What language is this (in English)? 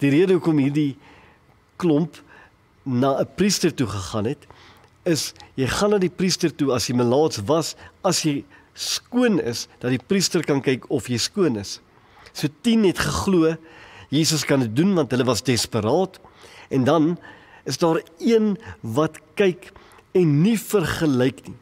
Dutch